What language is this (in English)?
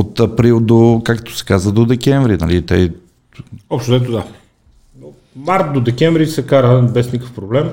Bulgarian